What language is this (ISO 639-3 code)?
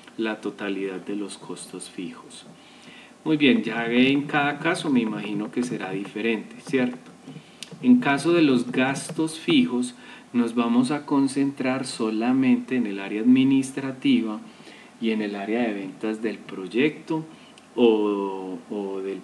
spa